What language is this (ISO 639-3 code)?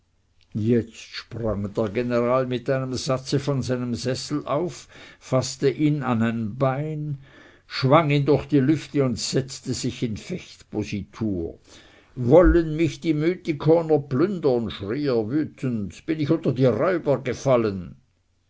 deu